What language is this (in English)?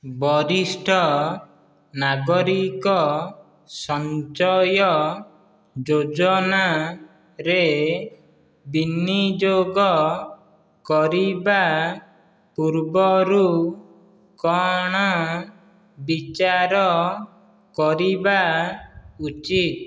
Odia